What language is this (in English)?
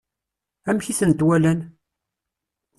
Kabyle